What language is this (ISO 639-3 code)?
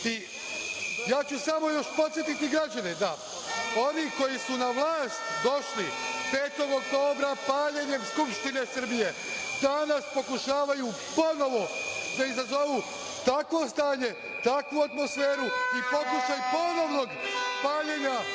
srp